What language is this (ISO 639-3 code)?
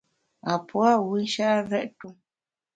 bax